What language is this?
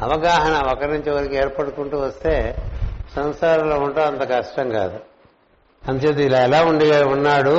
Telugu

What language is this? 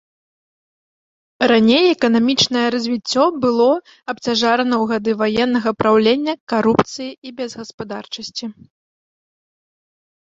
Belarusian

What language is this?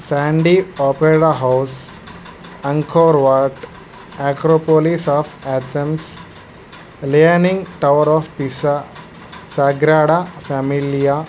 Telugu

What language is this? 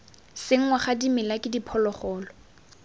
Tswana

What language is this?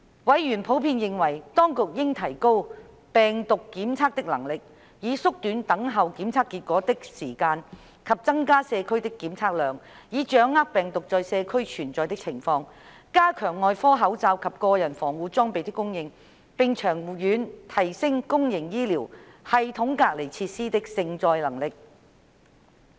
Cantonese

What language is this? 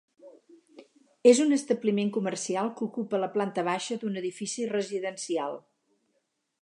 Catalan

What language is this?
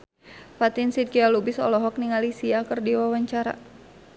Sundanese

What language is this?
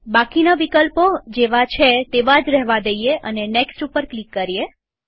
Gujarati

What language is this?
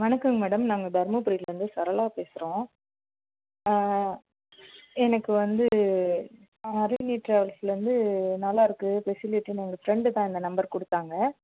Tamil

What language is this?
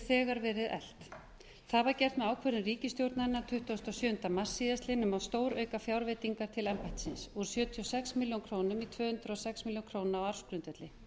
Icelandic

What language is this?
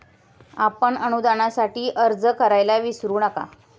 Marathi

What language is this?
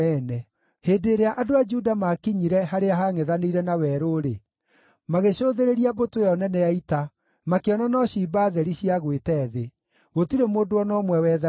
Kikuyu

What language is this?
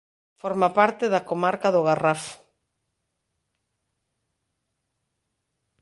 Galician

